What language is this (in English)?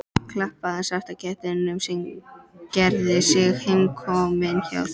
Icelandic